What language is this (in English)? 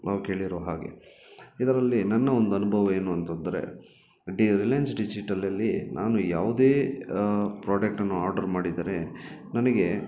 Kannada